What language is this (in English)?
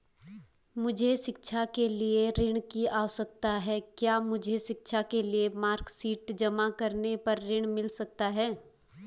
Hindi